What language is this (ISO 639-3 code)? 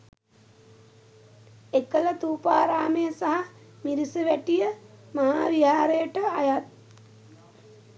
sin